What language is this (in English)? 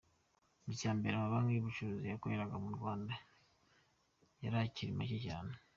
Kinyarwanda